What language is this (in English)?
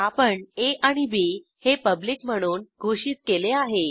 Marathi